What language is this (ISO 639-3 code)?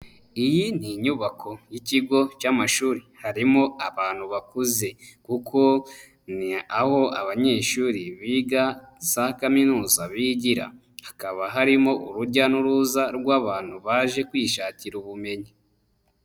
kin